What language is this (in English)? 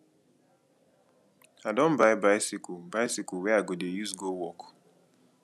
Nigerian Pidgin